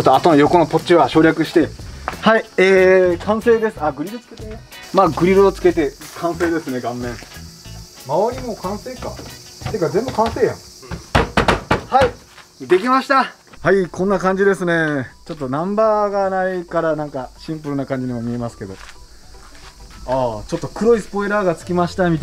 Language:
Japanese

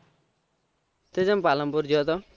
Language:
Gujarati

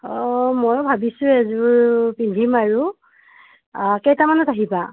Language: Assamese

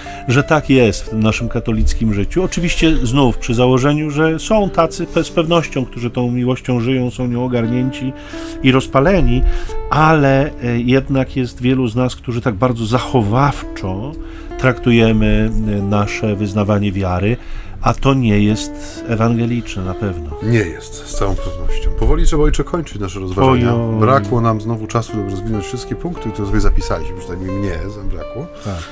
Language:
Polish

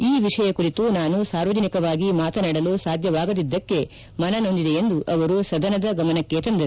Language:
Kannada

